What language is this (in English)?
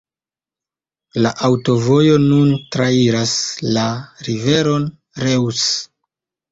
Esperanto